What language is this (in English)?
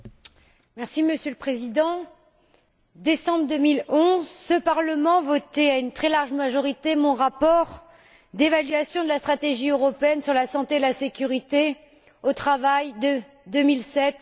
French